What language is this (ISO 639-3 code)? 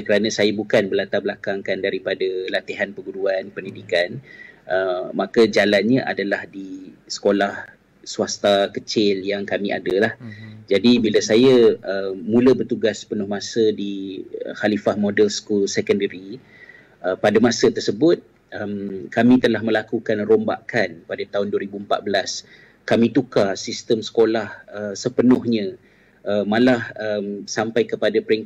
msa